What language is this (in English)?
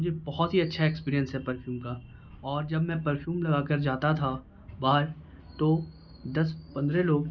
Urdu